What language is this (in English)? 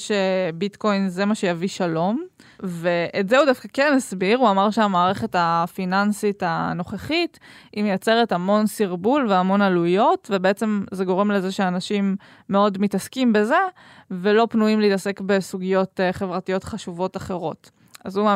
Hebrew